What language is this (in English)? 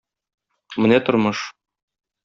Tatar